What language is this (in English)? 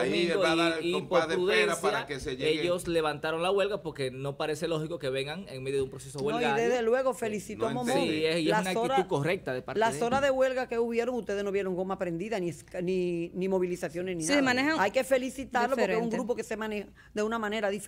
Spanish